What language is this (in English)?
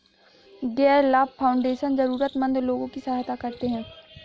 Hindi